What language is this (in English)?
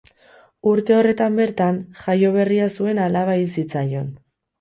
Basque